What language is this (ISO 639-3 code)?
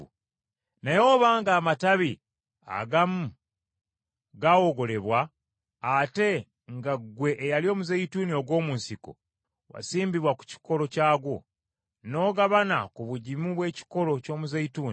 lug